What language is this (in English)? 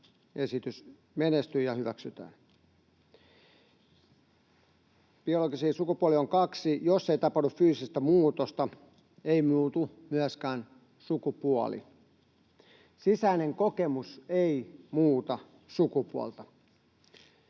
Finnish